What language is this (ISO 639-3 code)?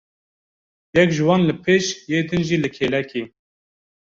kur